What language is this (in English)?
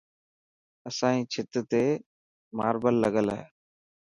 Dhatki